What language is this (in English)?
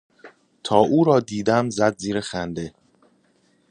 Persian